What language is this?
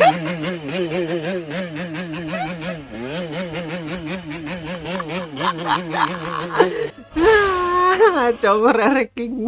Indonesian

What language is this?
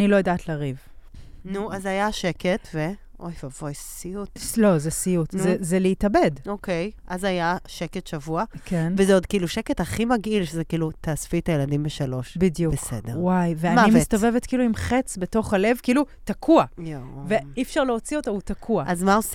Hebrew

